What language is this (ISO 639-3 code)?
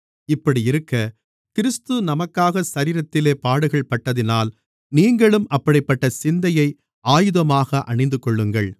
tam